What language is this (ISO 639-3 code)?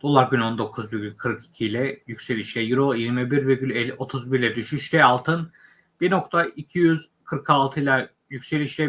tur